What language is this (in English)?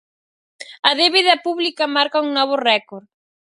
Galician